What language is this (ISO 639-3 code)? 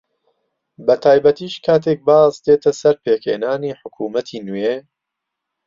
ckb